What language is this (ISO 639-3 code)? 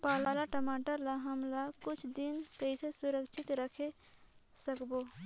hne